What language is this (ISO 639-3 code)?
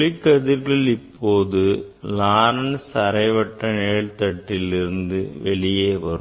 tam